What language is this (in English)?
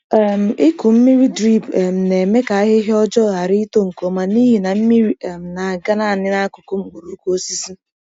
Igbo